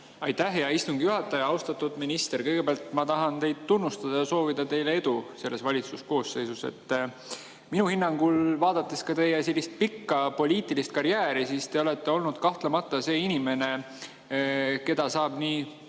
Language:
Estonian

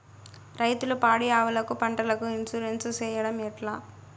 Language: Telugu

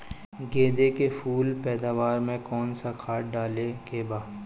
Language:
Bhojpuri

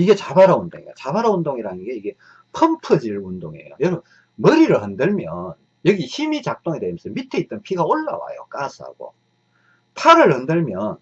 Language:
Korean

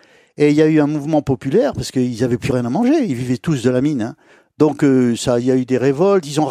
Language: French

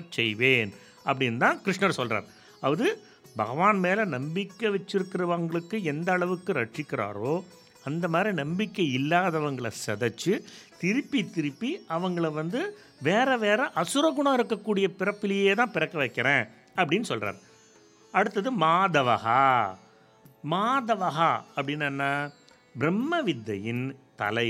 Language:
Tamil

